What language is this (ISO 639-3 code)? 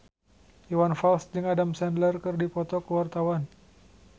sun